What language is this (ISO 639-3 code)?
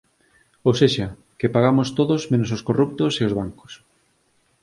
glg